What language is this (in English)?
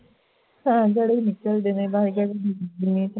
Punjabi